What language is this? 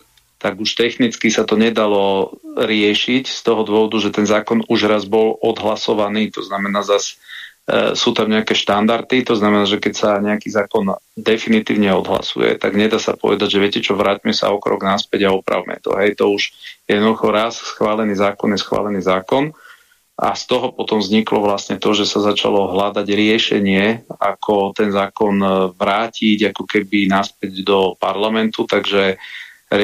Slovak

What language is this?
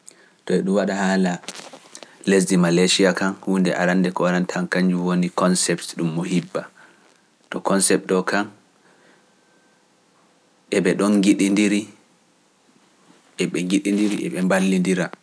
Pular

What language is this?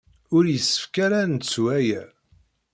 Kabyle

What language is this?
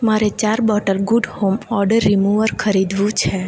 Gujarati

